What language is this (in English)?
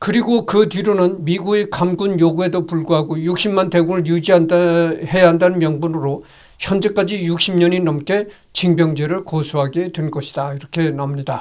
Korean